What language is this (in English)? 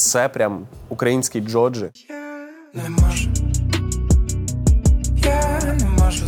Ukrainian